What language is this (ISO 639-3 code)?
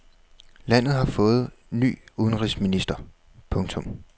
dan